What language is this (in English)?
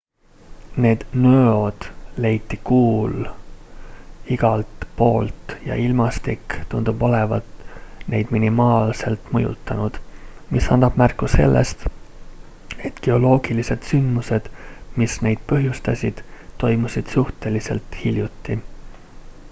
Estonian